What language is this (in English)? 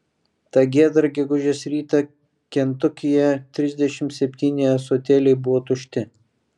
Lithuanian